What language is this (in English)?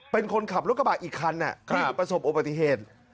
Thai